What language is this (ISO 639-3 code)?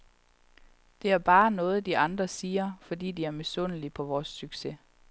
dan